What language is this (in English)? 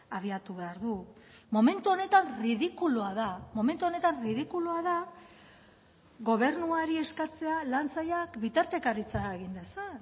Basque